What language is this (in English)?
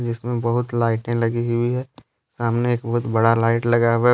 Hindi